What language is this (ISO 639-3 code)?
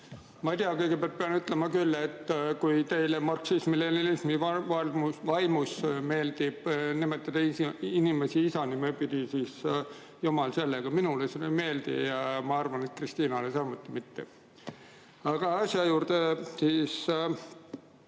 est